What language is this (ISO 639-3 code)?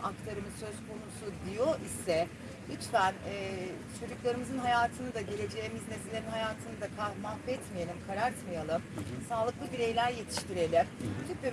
tur